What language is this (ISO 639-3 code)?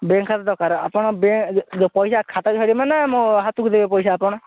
ori